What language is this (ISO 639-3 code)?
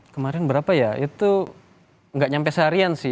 ind